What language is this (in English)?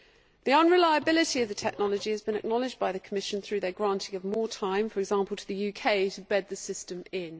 English